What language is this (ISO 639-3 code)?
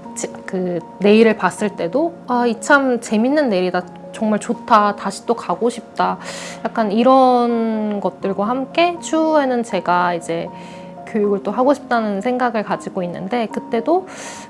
kor